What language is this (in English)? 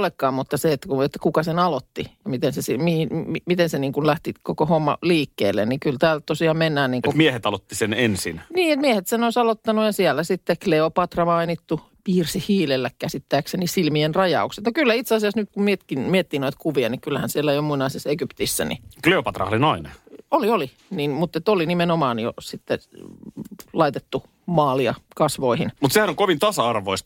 Finnish